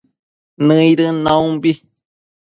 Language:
Matsés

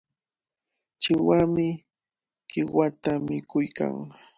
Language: Cajatambo North Lima Quechua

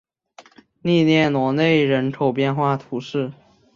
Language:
Chinese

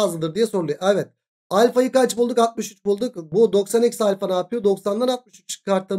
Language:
Turkish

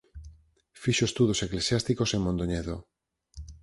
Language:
Galician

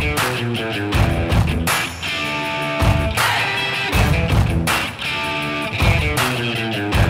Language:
Portuguese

